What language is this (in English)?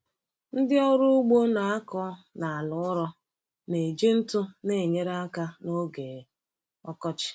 Igbo